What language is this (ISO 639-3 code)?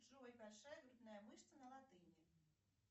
rus